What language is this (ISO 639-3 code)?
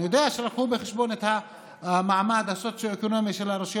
heb